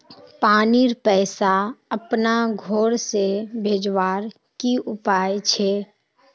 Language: Magahi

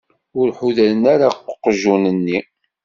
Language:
Kabyle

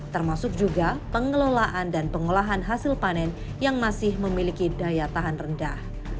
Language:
Indonesian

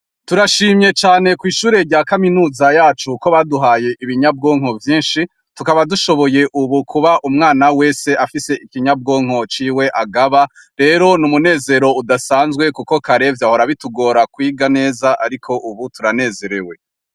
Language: Rundi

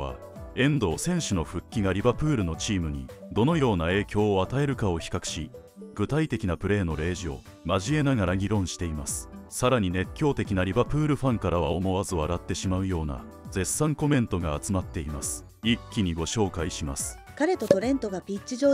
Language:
Japanese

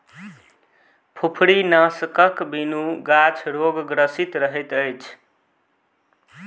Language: Maithili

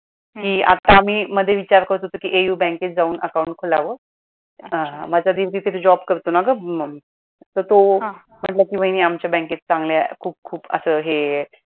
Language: Marathi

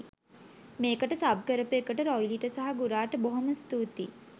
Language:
Sinhala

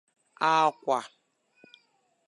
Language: Igbo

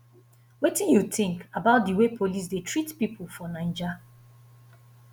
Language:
Nigerian Pidgin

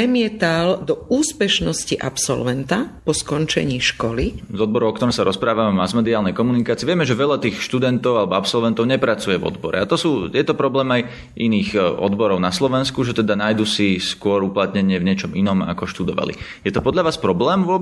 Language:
Slovak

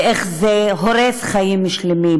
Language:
Hebrew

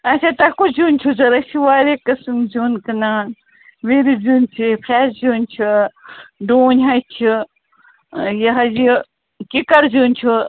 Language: Kashmiri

